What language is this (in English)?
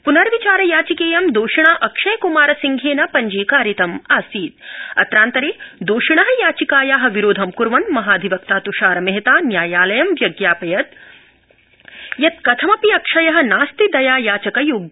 Sanskrit